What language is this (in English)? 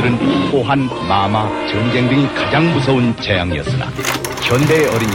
Korean